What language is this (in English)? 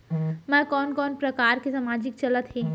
Chhattisgarhi